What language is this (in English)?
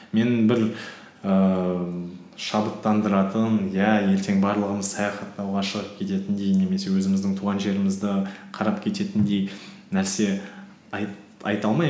Kazakh